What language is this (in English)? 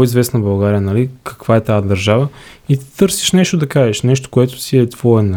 Bulgarian